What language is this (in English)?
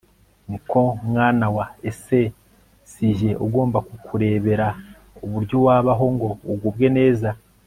Kinyarwanda